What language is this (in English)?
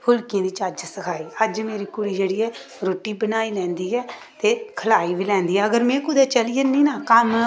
Dogri